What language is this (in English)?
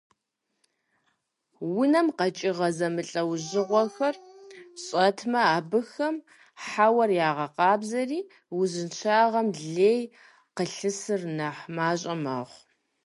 Kabardian